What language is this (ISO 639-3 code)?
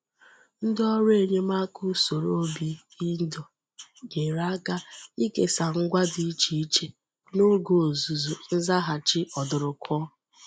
ibo